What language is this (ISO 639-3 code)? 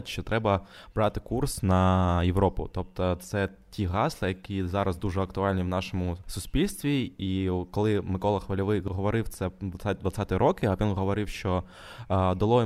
ukr